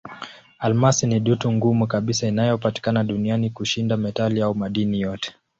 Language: Swahili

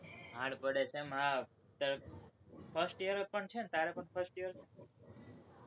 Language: Gujarati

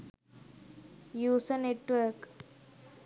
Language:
Sinhala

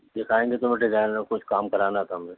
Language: Urdu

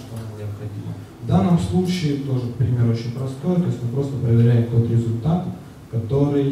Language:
Russian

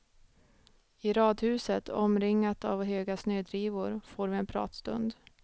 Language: Swedish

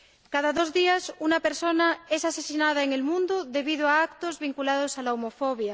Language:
Spanish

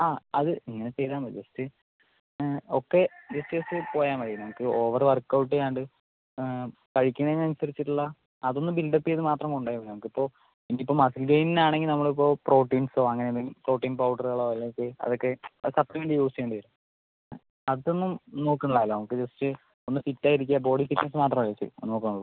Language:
Malayalam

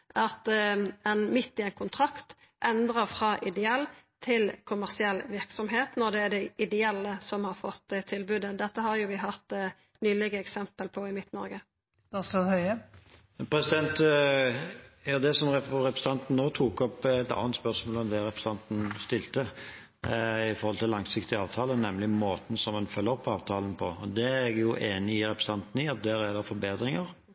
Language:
Norwegian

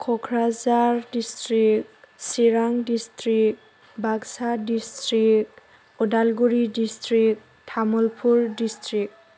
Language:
Bodo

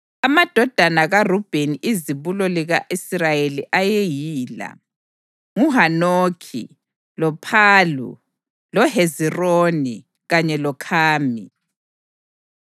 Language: North Ndebele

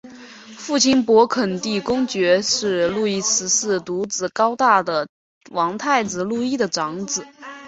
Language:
Chinese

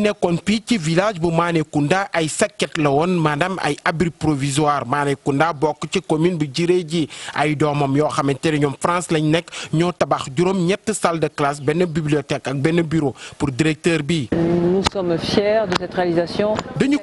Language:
French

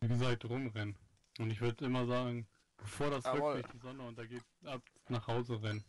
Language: German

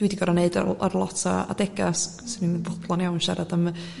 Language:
Welsh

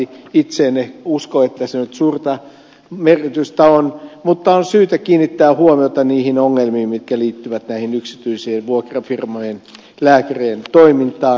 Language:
Finnish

